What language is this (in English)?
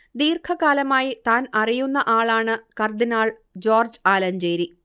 Malayalam